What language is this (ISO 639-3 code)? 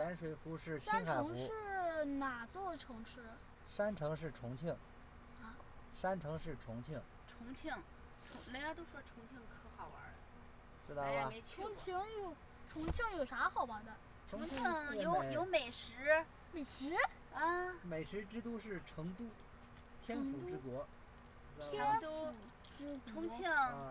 zho